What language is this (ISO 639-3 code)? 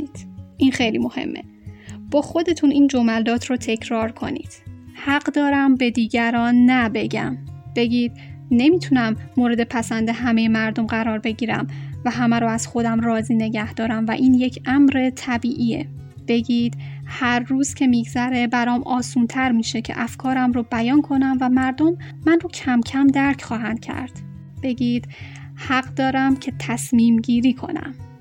fas